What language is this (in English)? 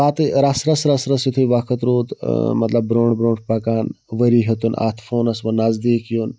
Kashmiri